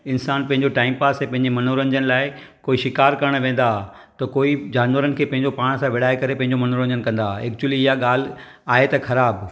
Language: Sindhi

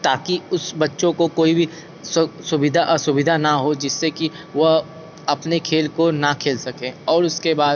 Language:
Hindi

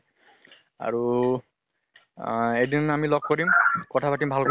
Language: Assamese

